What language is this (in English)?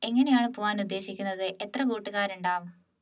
Malayalam